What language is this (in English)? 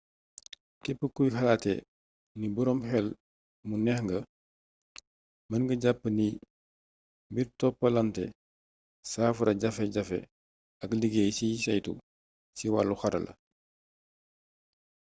Wolof